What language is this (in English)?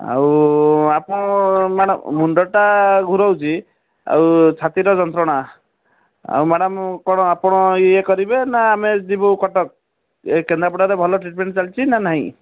Odia